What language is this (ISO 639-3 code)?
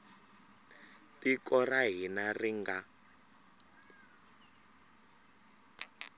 tso